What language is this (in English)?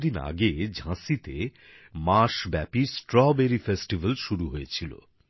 Bangla